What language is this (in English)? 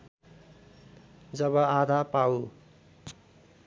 Nepali